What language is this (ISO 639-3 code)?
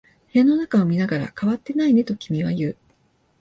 jpn